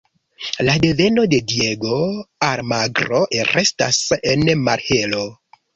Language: Esperanto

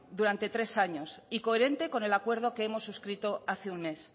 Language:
Spanish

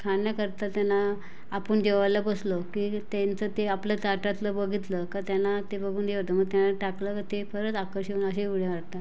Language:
Marathi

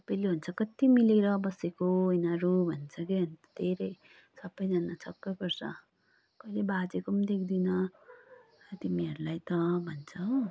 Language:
Nepali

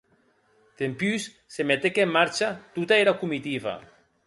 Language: Occitan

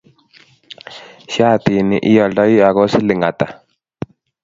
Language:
Kalenjin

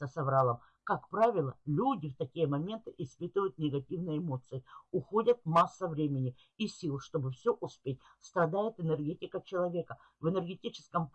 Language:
Russian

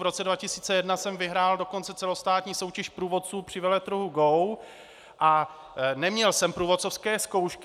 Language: Czech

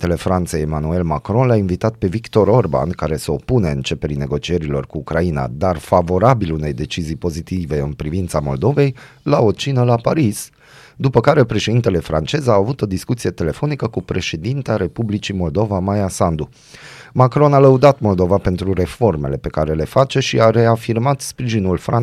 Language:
Romanian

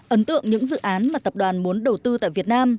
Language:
Vietnamese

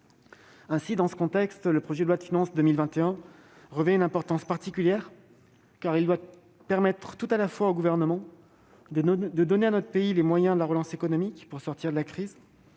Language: French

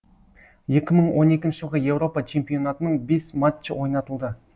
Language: Kazakh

